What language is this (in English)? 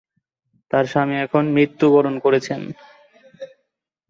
Bangla